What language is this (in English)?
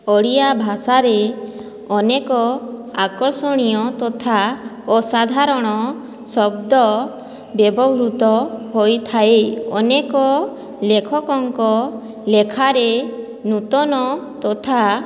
Odia